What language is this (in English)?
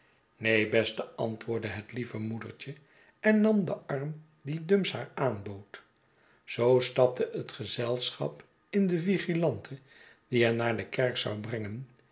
Dutch